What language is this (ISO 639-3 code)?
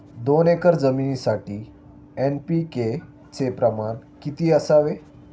mar